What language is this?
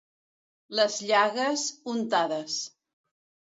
Catalan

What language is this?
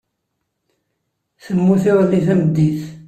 Kabyle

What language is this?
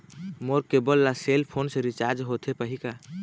Chhattisgarhi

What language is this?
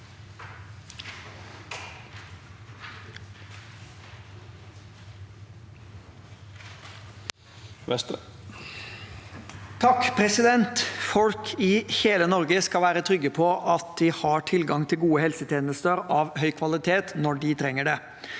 Norwegian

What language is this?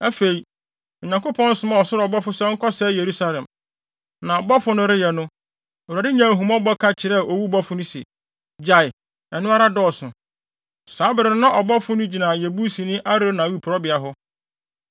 Akan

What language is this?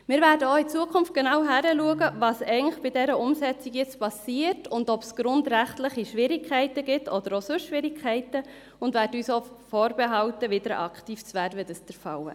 Swiss German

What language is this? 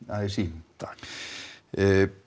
Icelandic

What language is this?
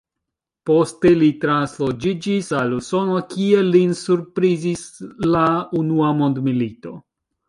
Esperanto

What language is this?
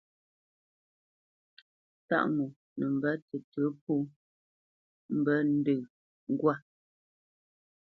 Bamenyam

